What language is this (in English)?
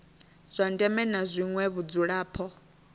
Venda